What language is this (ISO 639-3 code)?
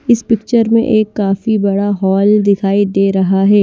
hin